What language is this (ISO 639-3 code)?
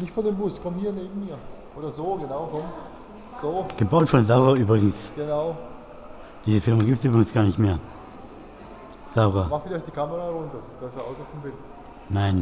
deu